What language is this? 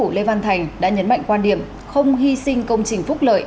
Vietnamese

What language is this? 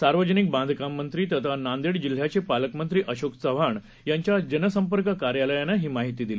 Marathi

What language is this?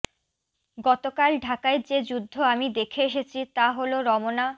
Bangla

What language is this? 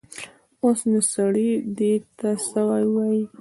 Pashto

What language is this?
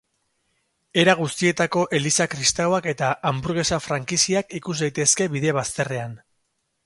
Basque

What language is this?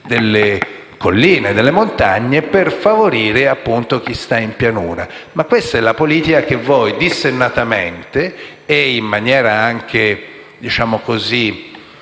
Italian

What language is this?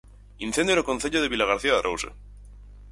Galician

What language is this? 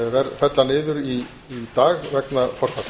Icelandic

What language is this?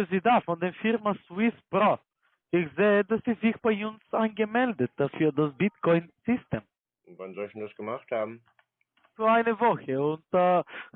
German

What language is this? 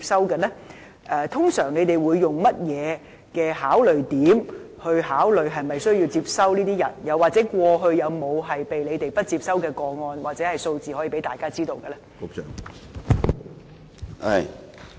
Cantonese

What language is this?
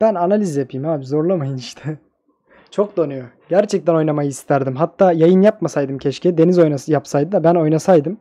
Turkish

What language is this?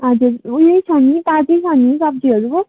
Nepali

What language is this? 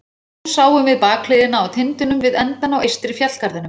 Icelandic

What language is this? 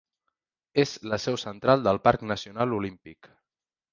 Catalan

